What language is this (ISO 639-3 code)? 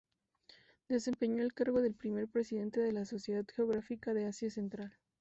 spa